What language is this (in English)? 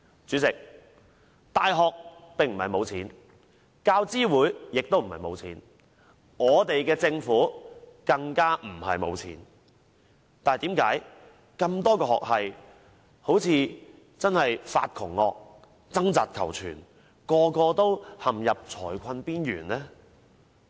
Cantonese